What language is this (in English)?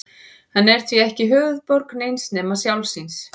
Icelandic